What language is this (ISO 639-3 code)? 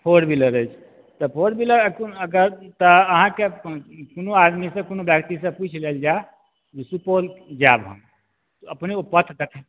mai